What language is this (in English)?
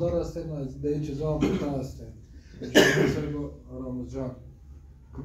Persian